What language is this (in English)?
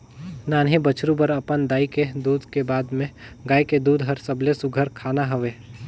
Chhattisgarhi